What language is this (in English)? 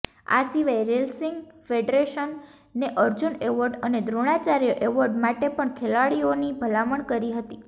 Gujarati